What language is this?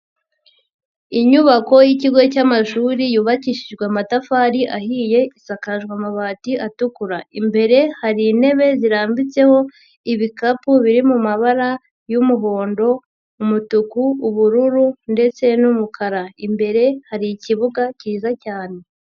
Kinyarwanda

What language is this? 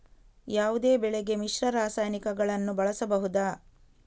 Kannada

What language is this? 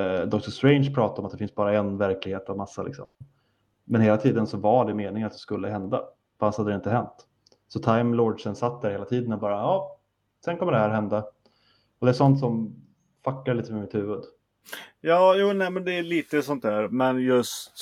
Swedish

